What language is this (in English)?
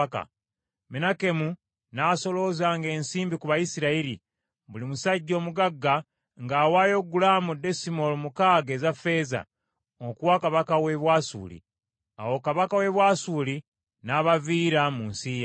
Ganda